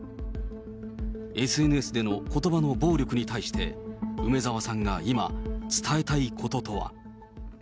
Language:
Japanese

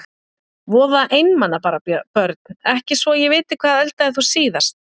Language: Icelandic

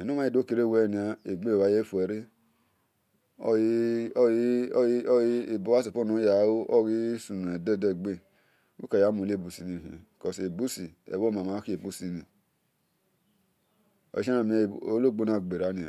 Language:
Esan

